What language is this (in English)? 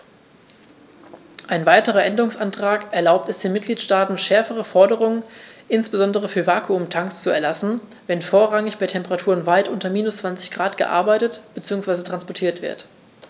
German